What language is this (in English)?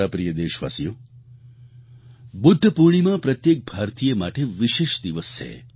Gujarati